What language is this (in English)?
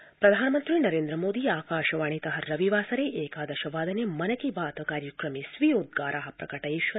Sanskrit